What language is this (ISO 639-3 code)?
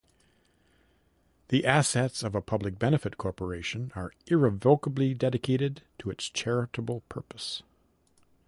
eng